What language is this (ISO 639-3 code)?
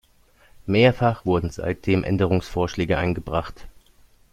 deu